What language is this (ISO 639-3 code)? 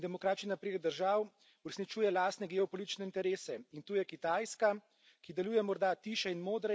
slv